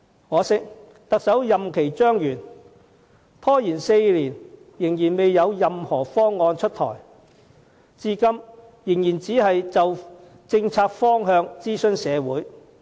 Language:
Cantonese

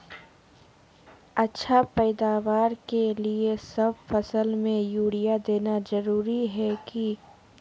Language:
Magahi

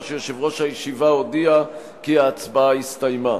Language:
Hebrew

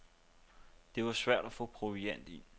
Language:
Danish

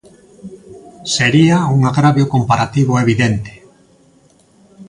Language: Galician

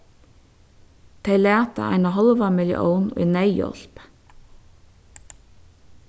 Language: Faroese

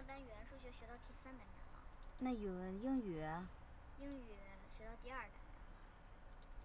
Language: Chinese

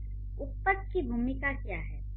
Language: Hindi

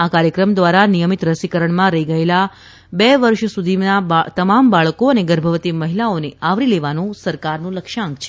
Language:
Gujarati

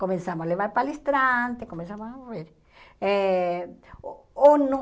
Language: Portuguese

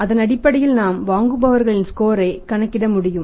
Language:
Tamil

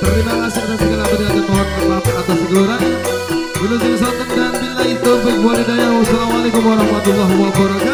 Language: Thai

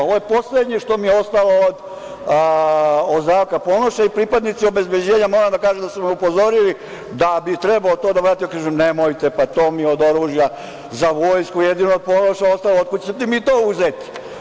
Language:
Serbian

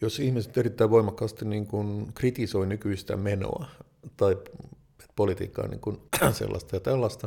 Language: Finnish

